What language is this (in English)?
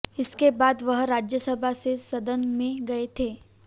Hindi